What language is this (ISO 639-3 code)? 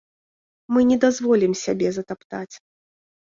bel